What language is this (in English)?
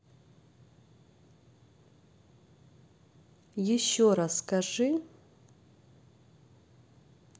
Russian